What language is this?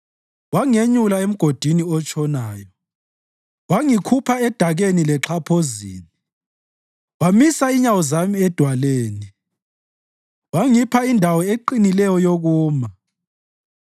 North Ndebele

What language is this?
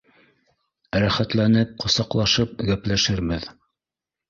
Bashkir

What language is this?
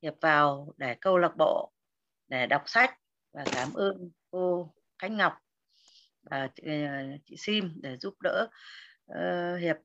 Vietnamese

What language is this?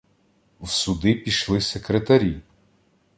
Ukrainian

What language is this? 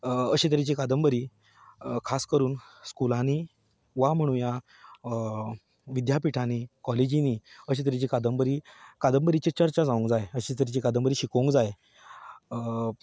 Konkani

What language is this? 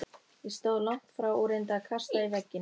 Icelandic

